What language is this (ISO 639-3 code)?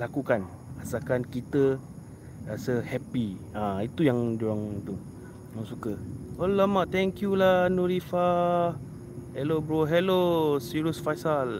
msa